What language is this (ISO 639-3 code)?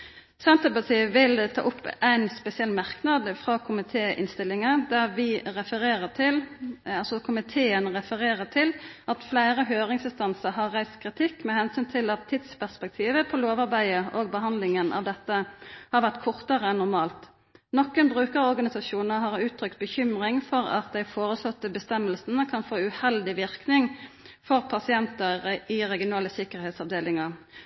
nno